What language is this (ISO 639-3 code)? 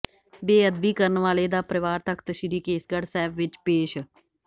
pan